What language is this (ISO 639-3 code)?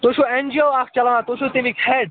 kas